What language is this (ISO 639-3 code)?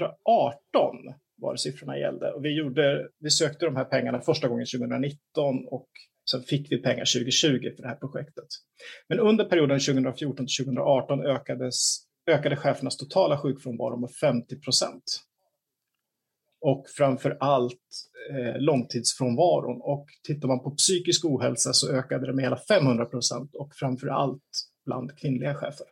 swe